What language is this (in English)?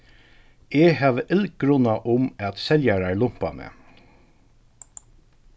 Faroese